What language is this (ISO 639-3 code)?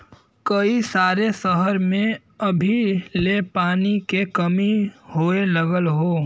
bho